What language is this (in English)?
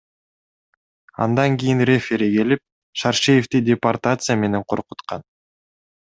Kyrgyz